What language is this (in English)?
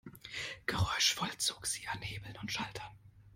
German